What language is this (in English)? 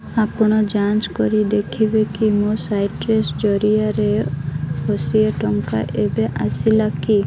Odia